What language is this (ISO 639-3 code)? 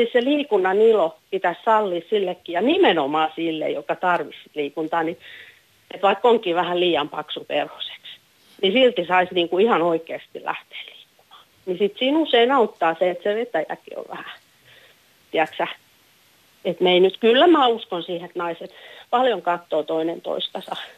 fin